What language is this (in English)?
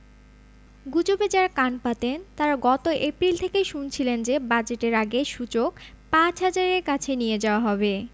Bangla